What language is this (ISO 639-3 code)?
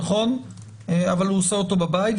heb